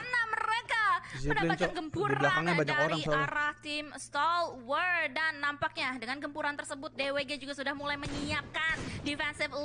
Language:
Indonesian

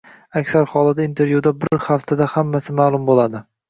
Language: Uzbek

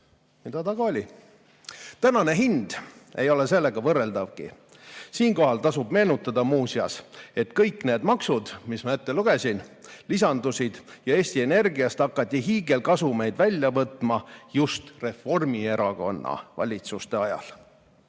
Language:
Estonian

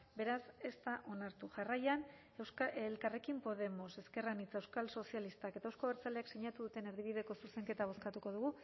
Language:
Basque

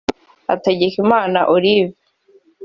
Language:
Kinyarwanda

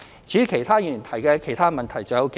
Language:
Cantonese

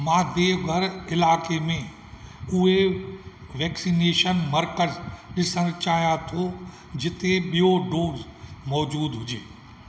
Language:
Sindhi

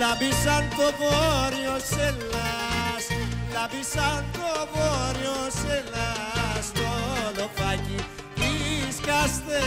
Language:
Greek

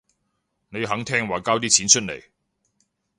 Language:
Cantonese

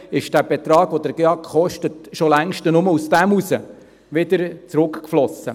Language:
Swiss German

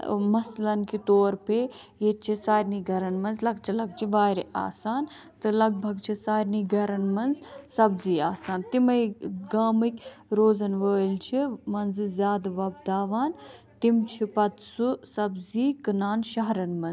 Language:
Kashmiri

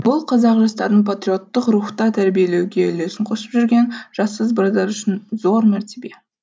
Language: Kazakh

